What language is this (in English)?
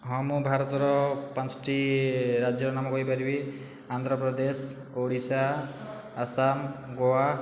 Odia